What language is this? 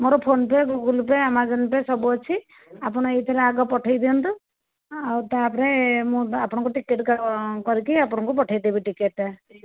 Odia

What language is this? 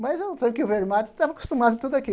Portuguese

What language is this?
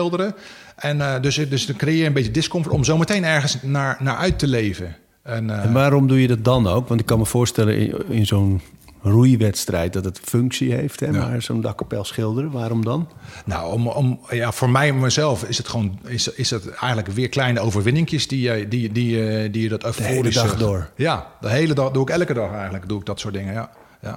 Dutch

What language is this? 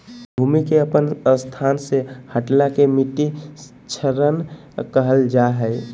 Magahi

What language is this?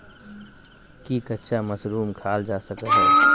Magahi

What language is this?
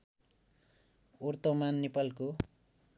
Nepali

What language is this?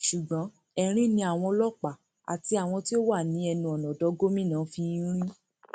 Yoruba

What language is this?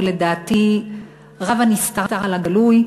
Hebrew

